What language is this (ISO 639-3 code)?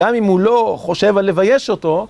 heb